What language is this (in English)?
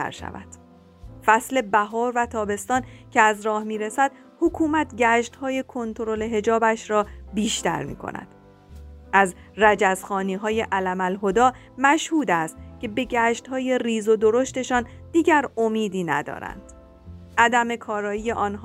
Persian